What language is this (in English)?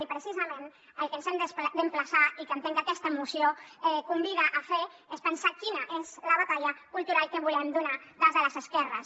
Catalan